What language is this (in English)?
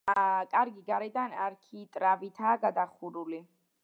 Georgian